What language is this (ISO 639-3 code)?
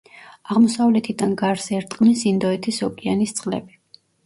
kat